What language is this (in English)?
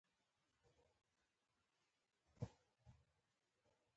Pashto